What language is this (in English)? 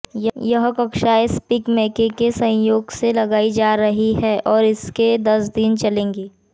Hindi